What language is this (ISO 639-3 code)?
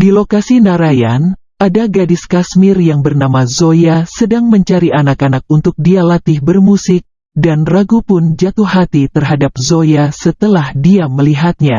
ind